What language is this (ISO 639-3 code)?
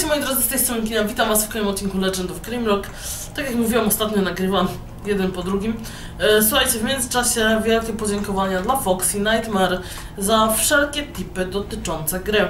pol